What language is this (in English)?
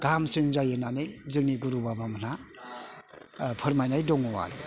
Bodo